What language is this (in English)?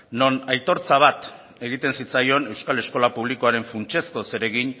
Basque